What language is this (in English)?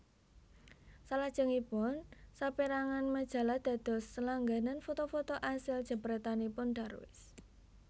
Javanese